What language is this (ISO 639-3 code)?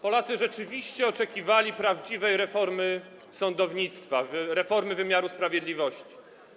pol